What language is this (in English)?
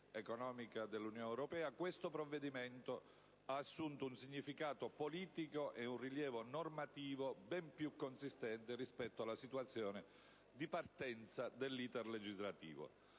Italian